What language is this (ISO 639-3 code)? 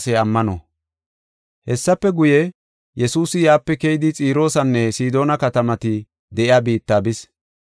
gof